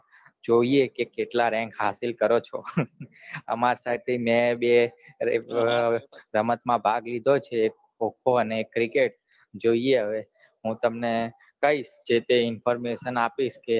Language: Gujarati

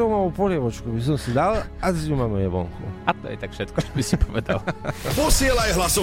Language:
Slovak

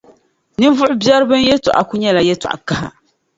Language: Dagbani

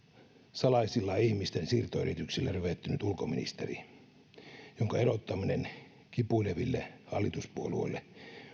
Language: Finnish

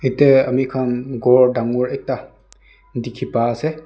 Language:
Naga Pidgin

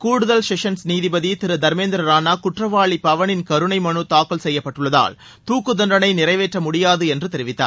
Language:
Tamil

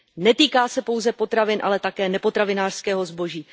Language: Czech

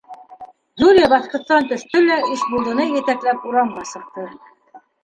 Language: Bashkir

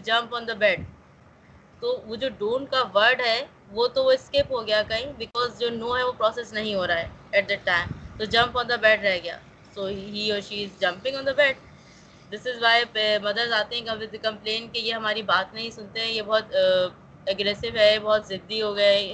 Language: Urdu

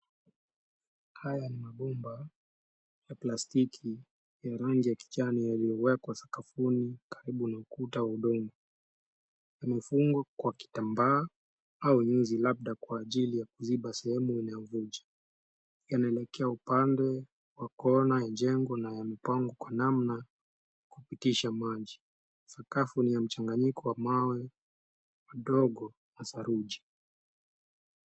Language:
Swahili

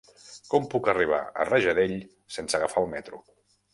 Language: Catalan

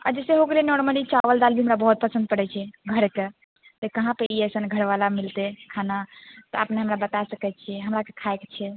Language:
Maithili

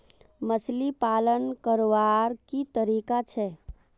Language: Magahi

